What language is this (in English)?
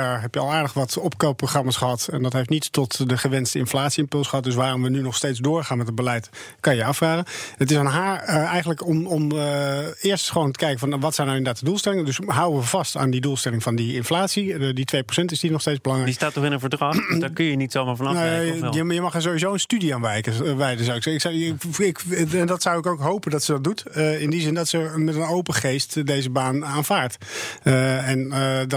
Dutch